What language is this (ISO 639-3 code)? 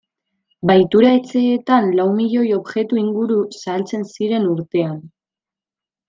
eus